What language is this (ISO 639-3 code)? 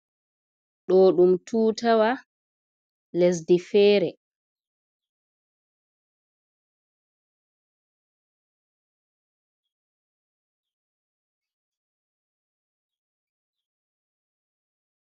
ful